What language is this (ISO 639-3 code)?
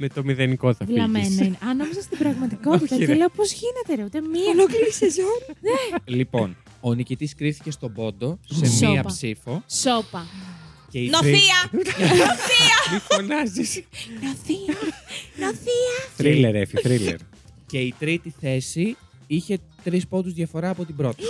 ell